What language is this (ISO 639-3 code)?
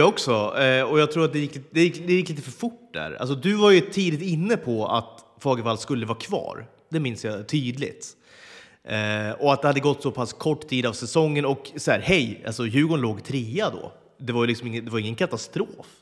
swe